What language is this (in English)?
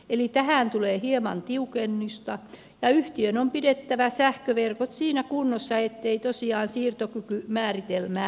Finnish